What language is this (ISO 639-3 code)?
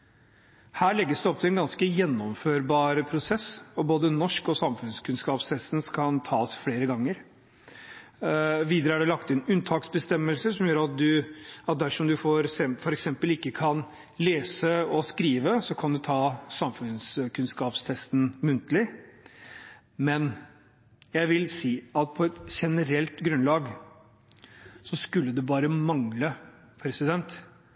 nob